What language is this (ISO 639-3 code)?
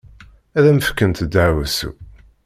kab